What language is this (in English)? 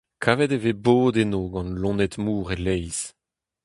Breton